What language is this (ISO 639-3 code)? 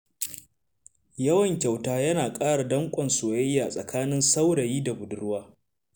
hau